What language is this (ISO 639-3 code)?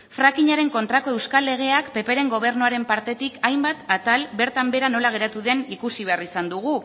eus